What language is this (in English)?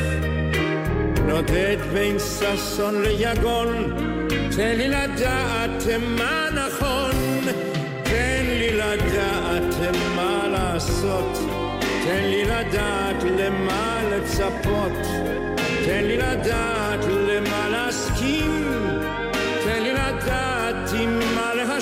Hebrew